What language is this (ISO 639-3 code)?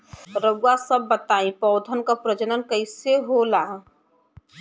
bho